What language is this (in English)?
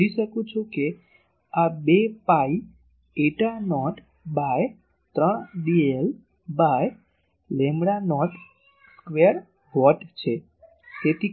Gujarati